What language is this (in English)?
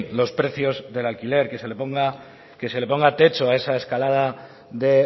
Spanish